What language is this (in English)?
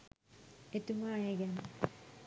Sinhala